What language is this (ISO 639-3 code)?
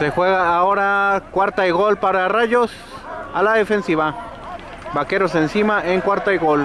spa